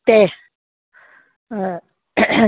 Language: Konkani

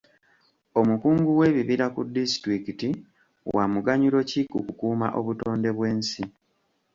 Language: Ganda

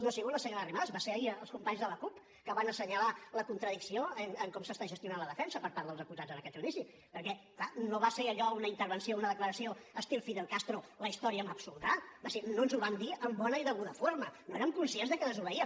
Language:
Catalan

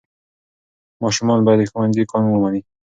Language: Pashto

